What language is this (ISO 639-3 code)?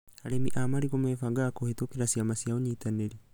kik